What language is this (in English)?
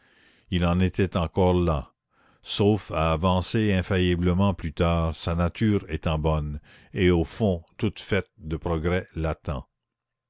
French